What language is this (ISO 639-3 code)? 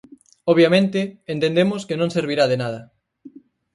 glg